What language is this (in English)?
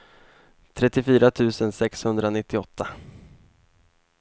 Swedish